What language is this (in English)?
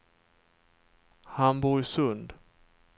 Swedish